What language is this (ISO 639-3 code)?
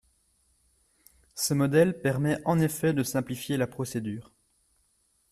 fra